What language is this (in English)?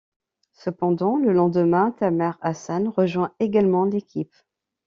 French